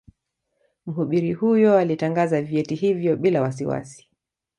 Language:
Swahili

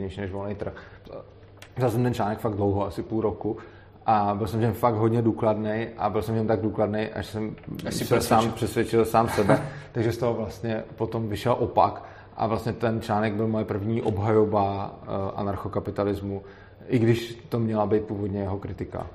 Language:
Czech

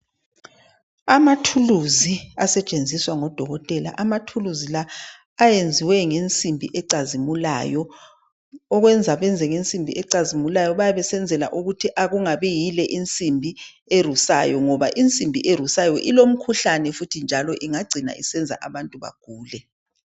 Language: North Ndebele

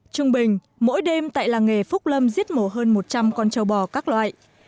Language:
Vietnamese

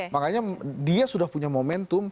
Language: Indonesian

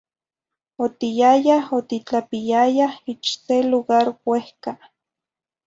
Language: Zacatlán-Ahuacatlán-Tepetzintla Nahuatl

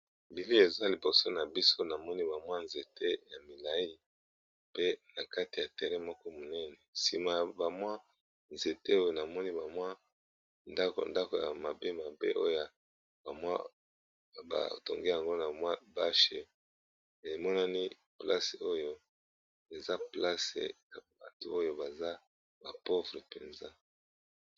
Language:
Lingala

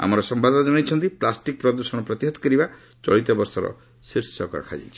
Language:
Odia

